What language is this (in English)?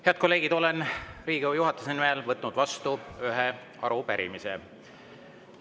Estonian